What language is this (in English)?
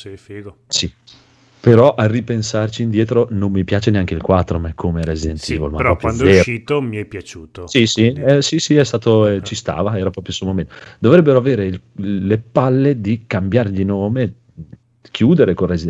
Italian